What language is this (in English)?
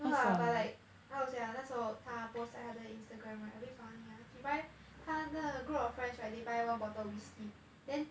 English